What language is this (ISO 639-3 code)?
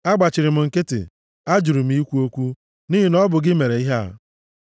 ibo